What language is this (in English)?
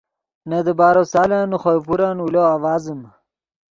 Yidgha